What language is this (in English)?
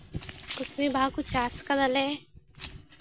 Santali